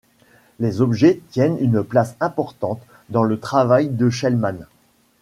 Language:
French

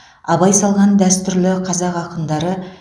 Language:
Kazakh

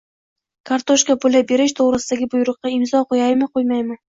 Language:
Uzbek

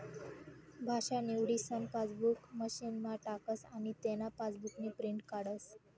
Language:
Marathi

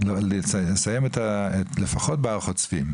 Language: Hebrew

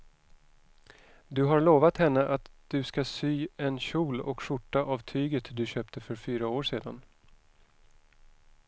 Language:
Swedish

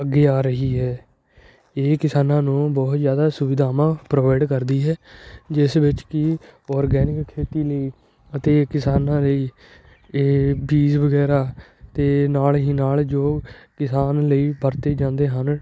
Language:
Punjabi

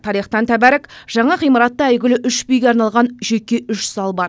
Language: Kazakh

